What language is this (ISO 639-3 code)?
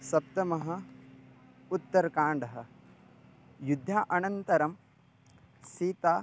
san